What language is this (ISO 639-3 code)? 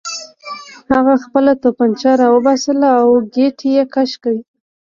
pus